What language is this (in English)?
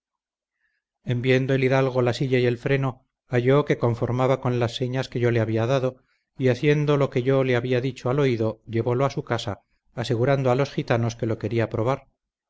Spanish